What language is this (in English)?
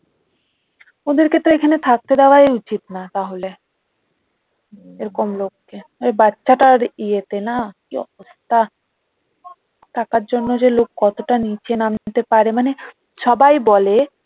Bangla